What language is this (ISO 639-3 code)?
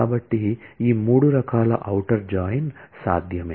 tel